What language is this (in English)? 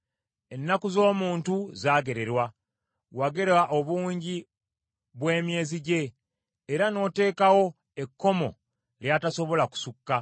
Ganda